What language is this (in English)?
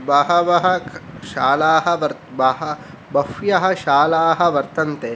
Sanskrit